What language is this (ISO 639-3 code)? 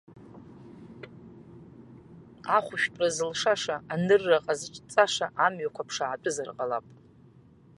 abk